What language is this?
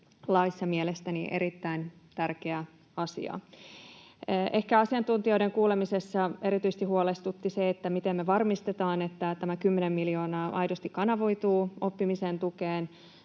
Finnish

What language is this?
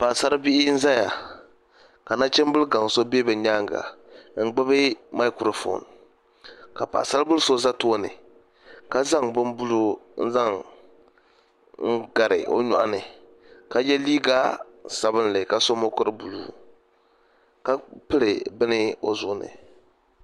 Dagbani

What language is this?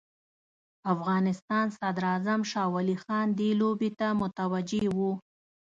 Pashto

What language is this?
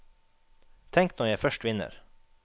Norwegian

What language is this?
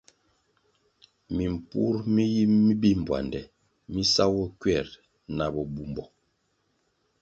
Kwasio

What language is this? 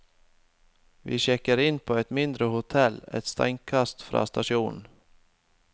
Norwegian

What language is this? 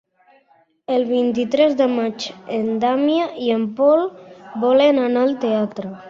Catalan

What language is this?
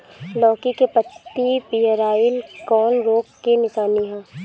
Bhojpuri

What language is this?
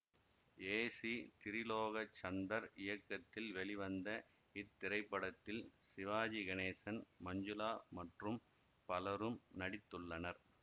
Tamil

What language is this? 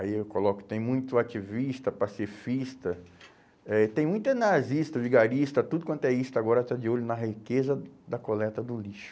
Portuguese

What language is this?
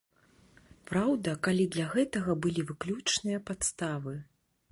Belarusian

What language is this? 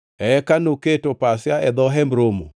Luo (Kenya and Tanzania)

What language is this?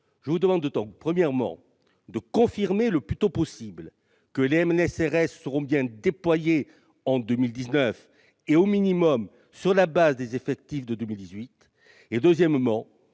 French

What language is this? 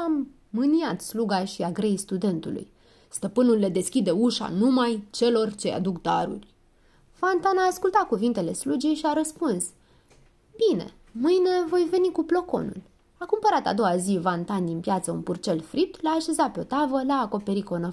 Romanian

